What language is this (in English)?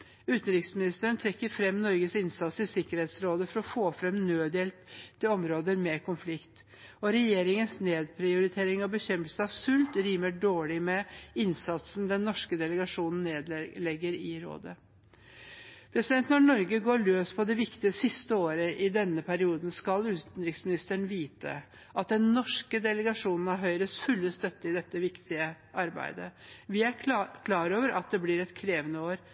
Norwegian Bokmål